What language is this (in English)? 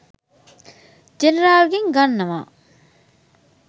Sinhala